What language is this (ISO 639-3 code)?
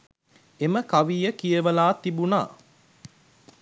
sin